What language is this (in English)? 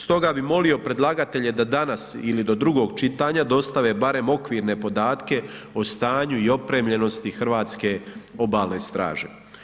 Croatian